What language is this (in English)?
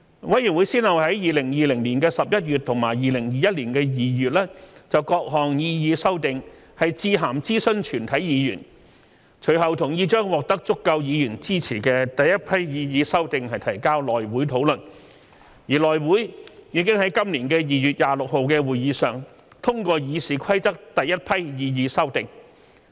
Cantonese